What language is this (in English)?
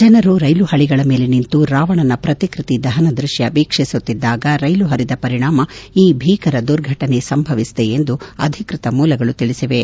Kannada